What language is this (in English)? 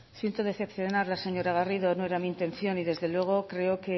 Spanish